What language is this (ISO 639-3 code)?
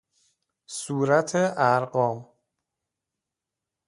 fas